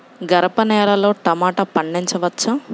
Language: Telugu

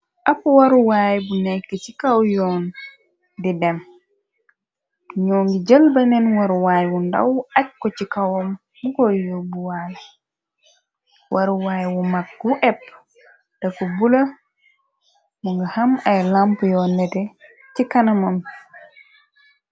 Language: Wolof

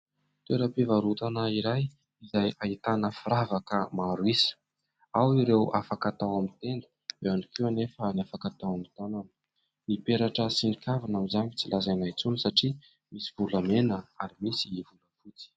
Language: Malagasy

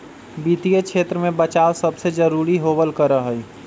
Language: Magahi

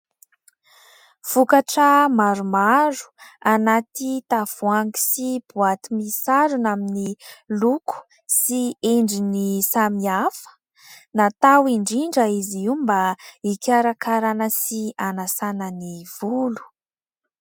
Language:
Malagasy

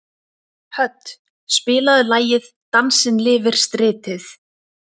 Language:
Icelandic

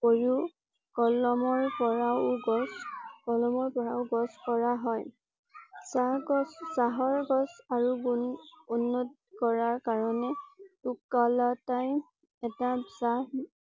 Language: Assamese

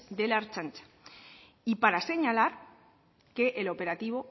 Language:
Spanish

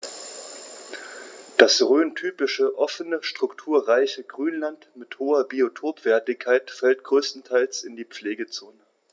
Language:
German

